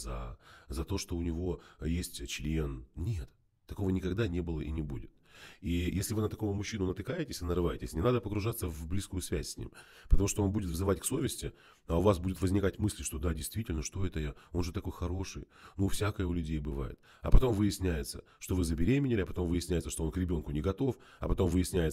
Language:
Russian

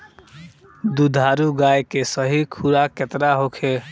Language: Bhojpuri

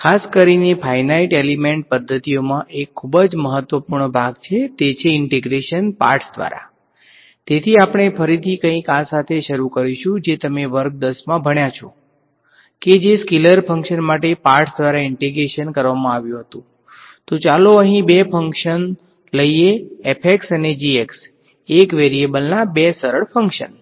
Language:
Gujarati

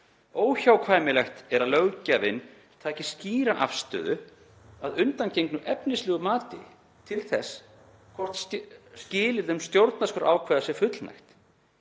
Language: Icelandic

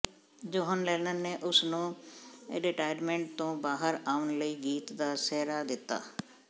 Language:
Punjabi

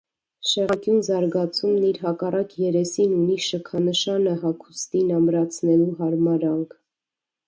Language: Armenian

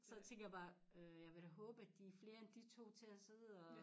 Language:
Danish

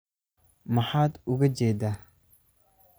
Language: Somali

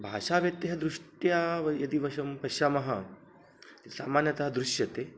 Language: Sanskrit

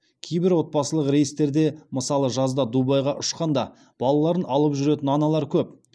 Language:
Kazakh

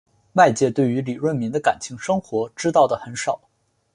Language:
Chinese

